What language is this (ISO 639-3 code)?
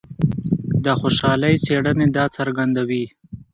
pus